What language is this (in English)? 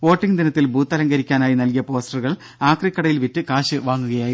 Malayalam